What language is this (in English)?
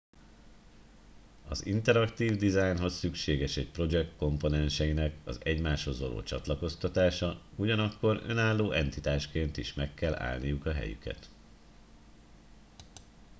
Hungarian